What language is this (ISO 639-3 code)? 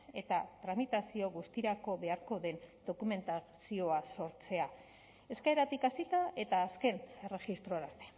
eus